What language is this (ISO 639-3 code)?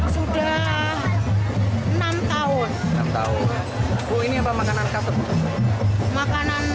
ind